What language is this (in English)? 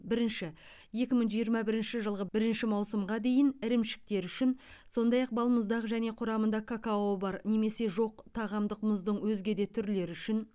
Kazakh